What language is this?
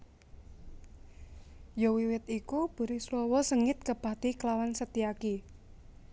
Javanese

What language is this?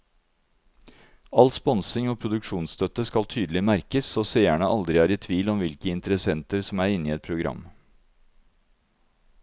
Norwegian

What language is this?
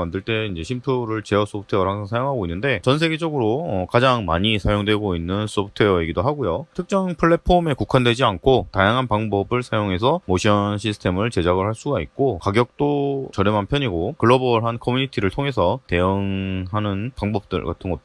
Korean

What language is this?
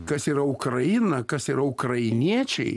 Lithuanian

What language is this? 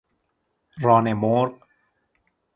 Persian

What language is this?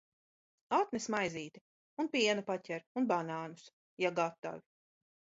Latvian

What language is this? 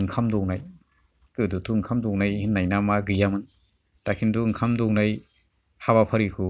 Bodo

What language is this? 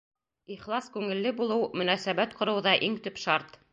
Bashkir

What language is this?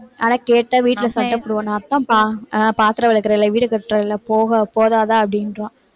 Tamil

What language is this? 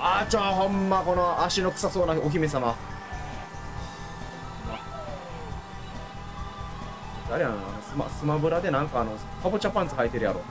Japanese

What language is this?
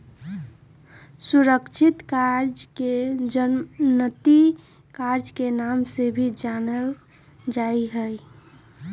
Magahi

